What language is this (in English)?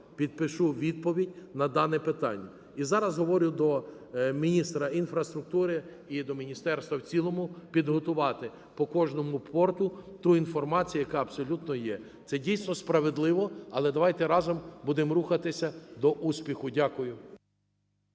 Ukrainian